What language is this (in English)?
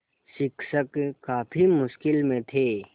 Hindi